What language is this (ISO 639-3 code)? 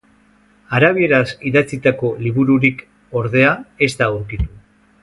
eus